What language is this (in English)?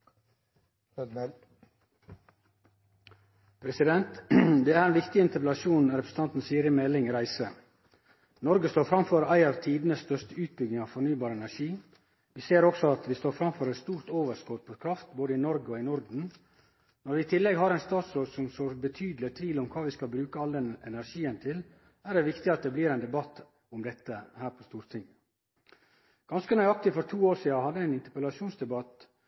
Norwegian